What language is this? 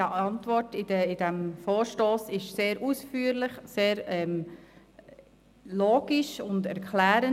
Swiss German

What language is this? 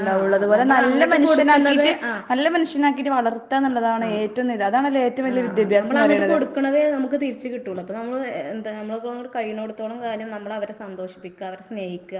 Malayalam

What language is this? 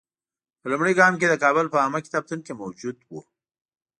Pashto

